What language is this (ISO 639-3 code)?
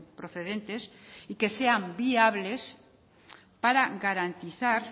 spa